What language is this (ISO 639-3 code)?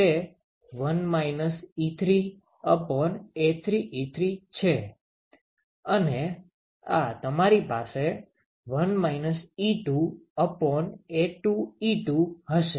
guj